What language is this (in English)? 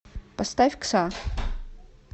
Russian